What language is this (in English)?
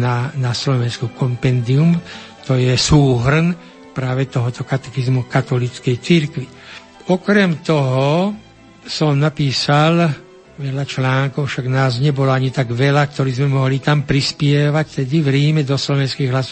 Slovak